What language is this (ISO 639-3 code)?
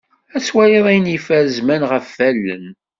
kab